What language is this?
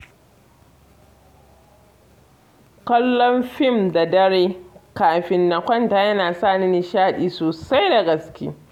Hausa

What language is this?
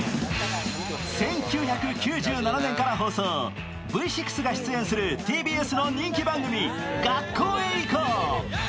Japanese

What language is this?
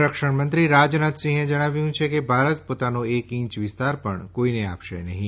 Gujarati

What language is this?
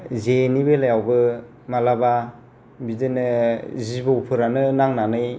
Bodo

